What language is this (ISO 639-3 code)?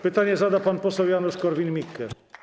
pol